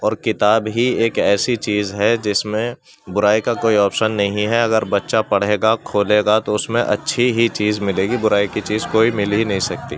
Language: Urdu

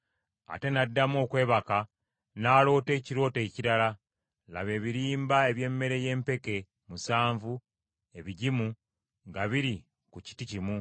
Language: Ganda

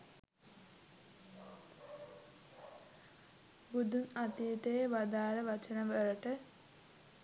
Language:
Sinhala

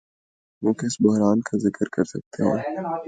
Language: Urdu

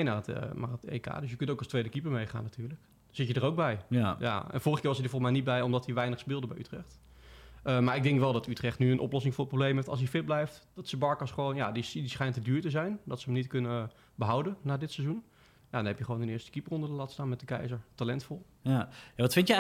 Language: Dutch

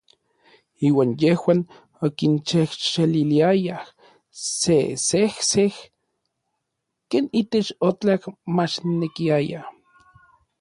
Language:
Orizaba Nahuatl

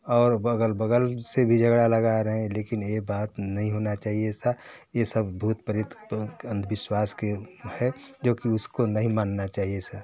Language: Hindi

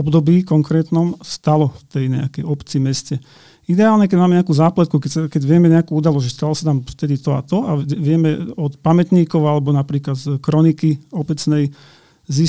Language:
Slovak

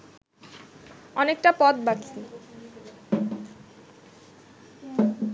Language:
Bangla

